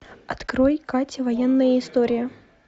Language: Russian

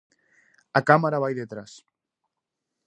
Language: Galician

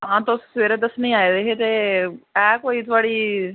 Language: Dogri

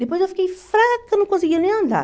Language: Portuguese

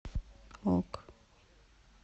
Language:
Russian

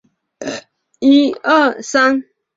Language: Chinese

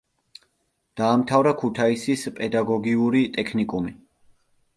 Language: Georgian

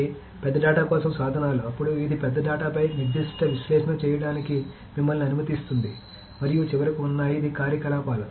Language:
Telugu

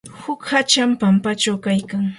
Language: Yanahuanca Pasco Quechua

